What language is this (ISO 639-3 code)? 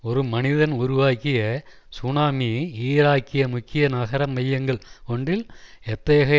tam